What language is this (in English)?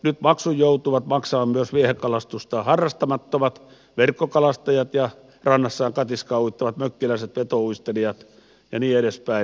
Finnish